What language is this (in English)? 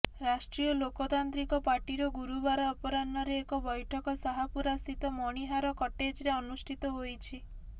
Odia